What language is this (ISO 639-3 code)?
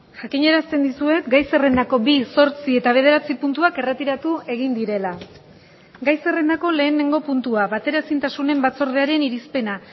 eus